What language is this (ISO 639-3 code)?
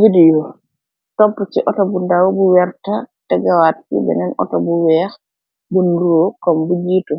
wol